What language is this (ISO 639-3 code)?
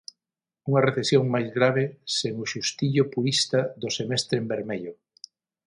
glg